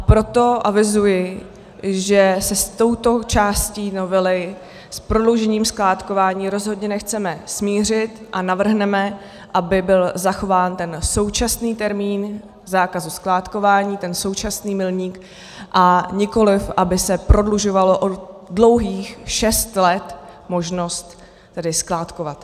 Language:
Czech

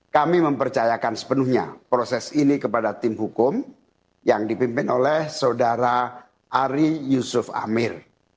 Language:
Indonesian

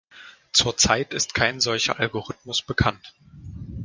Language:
German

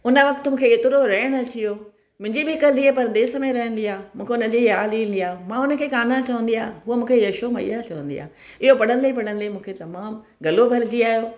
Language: Sindhi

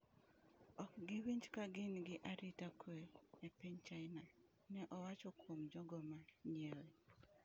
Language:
Luo (Kenya and Tanzania)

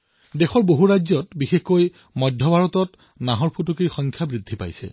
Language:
Assamese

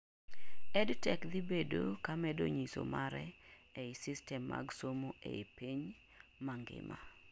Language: Luo (Kenya and Tanzania)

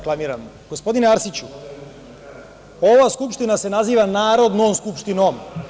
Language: Serbian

